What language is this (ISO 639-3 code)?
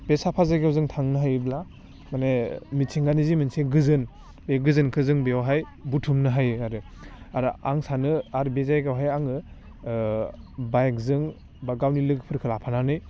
brx